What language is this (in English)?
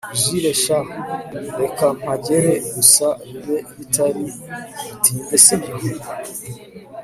Kinyarwanda